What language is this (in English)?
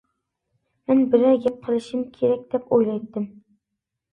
Uyghur